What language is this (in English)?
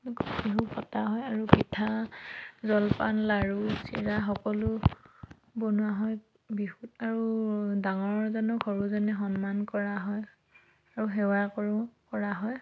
Assamese